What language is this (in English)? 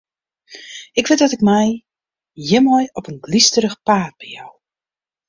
Western Frisian